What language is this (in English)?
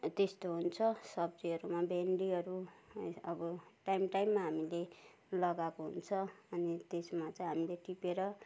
Nepali